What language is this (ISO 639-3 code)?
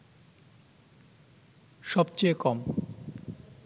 ben